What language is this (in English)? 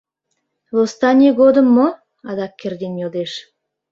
Mari